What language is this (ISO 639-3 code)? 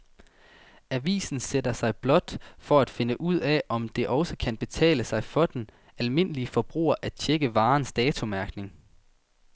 dan